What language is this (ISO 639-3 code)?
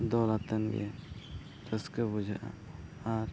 sat